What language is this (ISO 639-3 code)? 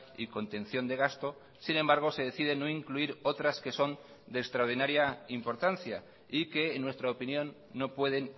spa